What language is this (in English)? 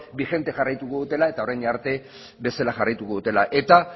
Basque